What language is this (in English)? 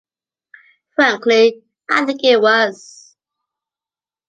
English